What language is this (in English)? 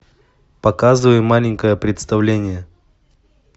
Russian